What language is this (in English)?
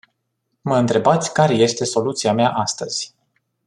Romanian